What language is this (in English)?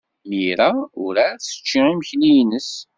Kabyle